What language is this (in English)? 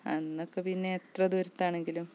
Malayalam